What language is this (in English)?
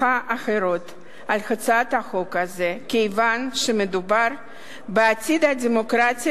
Hebrew